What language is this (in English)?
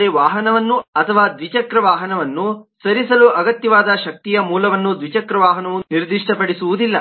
Kannada